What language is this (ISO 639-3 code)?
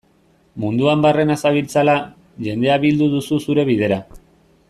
eus